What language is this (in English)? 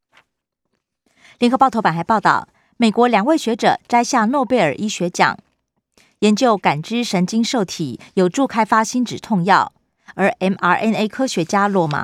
Chinese